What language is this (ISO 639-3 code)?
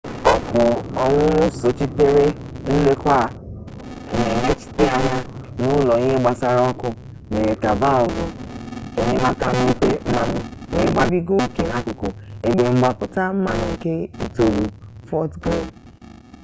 ibo